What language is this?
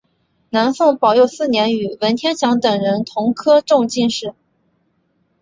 Chinese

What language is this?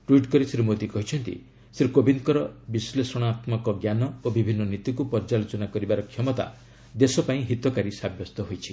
Odia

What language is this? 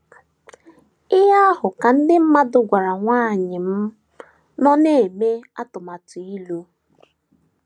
Igbo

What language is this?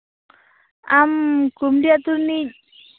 Santali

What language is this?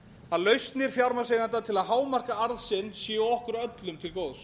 Icelandic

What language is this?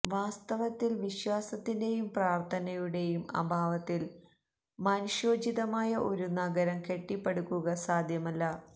Malayalam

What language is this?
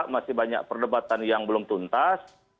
Indonesian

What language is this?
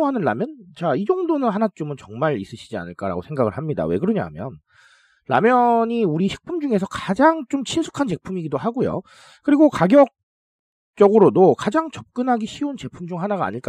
Korean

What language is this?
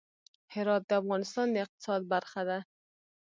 Pashto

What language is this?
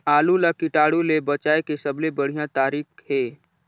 Chhattisgarhi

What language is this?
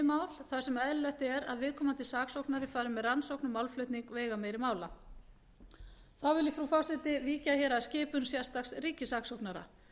Icelandic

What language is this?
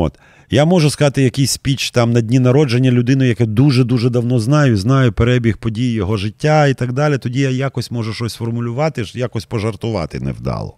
Ukrainian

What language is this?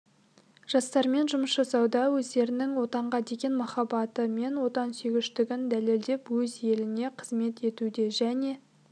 Kazakh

